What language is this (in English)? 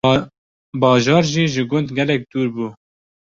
Kurdish